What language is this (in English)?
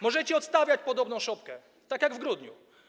Polish